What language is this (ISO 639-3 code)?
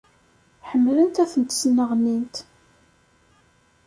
kab